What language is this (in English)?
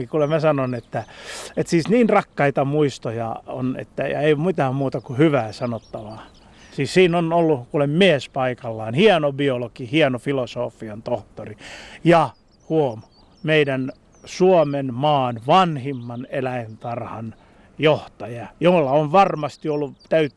Finnish